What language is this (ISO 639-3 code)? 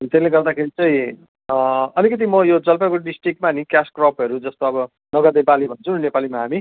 nep